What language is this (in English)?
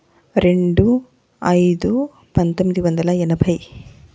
Telugu